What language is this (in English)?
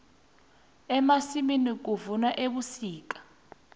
South Ndebele